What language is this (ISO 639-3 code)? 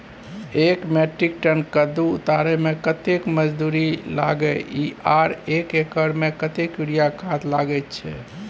mai